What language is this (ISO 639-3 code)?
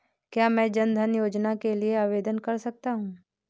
hin